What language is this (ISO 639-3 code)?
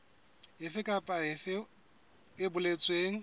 sot